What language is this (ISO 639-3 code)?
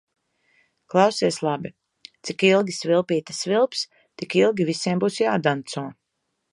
lav